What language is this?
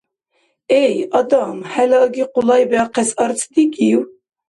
Dargwa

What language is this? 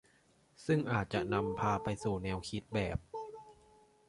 Thai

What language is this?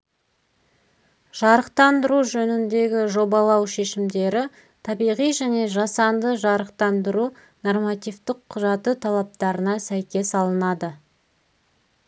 Kazakh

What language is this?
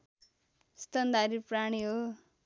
Nepali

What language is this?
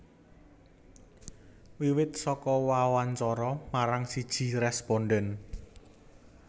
Javanese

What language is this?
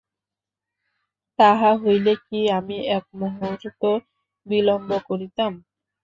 Bangla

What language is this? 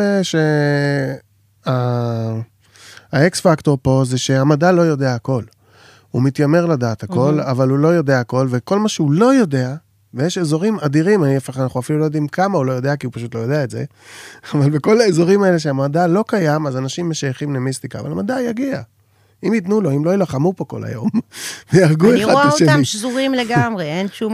Hebrew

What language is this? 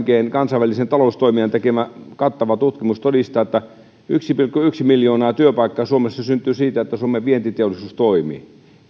Finnish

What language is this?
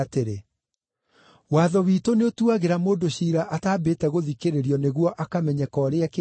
Kikuyu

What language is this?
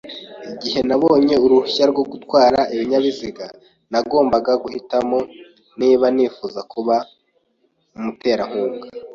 Kinyarwanda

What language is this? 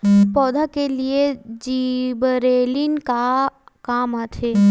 Chhattisgarhi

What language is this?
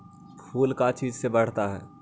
Magahi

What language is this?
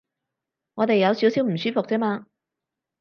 Cantonese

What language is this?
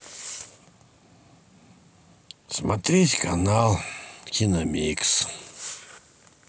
Russian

